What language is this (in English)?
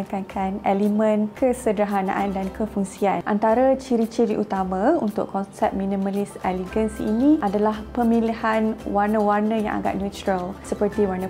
Malay